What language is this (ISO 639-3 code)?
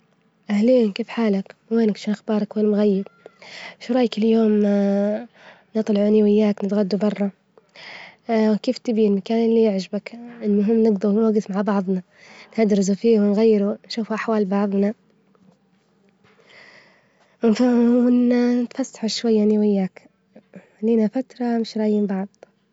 ayl